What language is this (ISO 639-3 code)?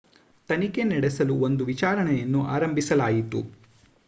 kan